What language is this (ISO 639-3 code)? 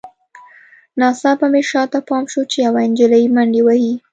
pus